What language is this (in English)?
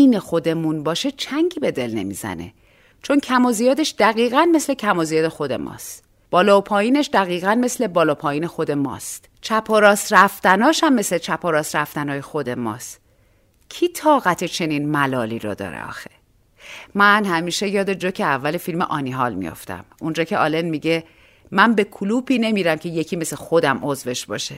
Persian